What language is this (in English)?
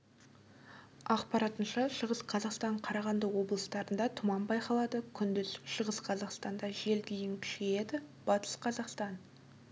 Kazakh